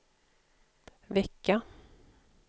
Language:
Swedish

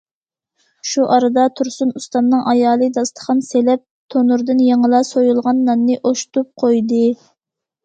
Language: Uyghur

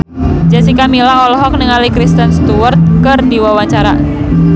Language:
Sundanese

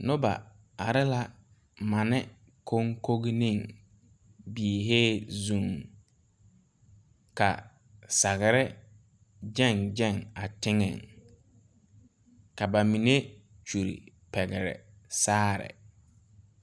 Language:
Southern Dagaare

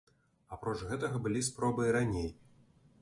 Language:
Belarusian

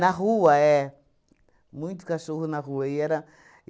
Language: Portuguese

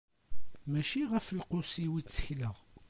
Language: Kabyle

